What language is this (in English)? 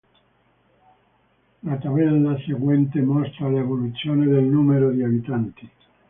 Italian